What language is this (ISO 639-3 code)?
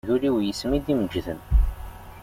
kab